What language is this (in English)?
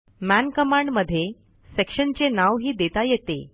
Marathi